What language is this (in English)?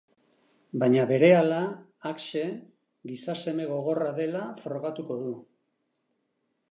Basque